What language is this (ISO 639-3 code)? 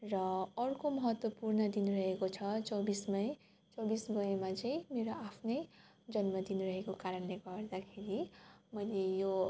nep